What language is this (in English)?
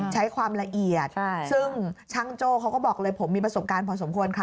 Thai